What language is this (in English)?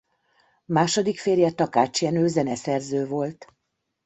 Hungarian